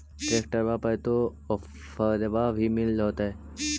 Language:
Magahi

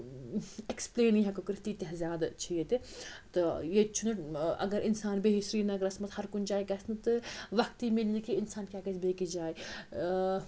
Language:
Kashmiri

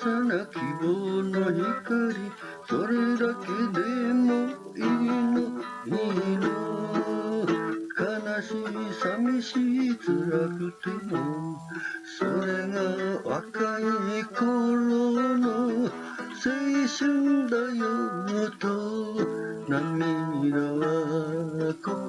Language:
Japanese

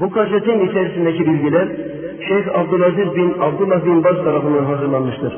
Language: Turkish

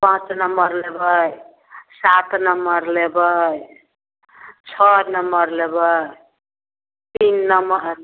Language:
Maithili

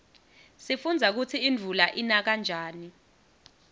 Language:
Swati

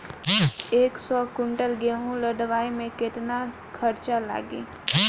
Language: Bhojpuri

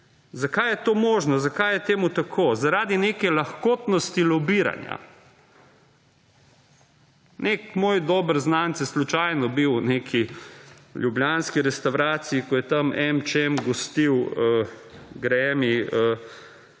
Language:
Slovenian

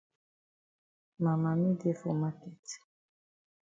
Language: Cameroon Pidgin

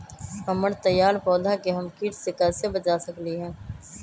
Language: Magahi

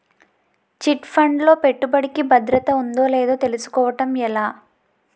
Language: Telugu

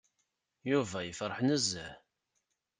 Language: Kabyle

